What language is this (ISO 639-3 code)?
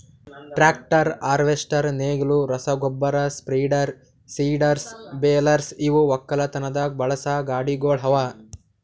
kan